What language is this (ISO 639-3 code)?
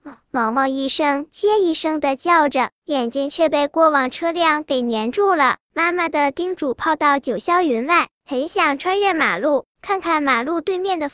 zho